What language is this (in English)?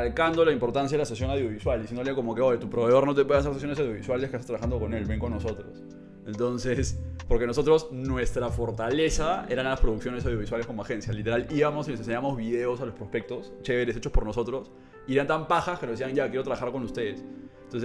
Spanish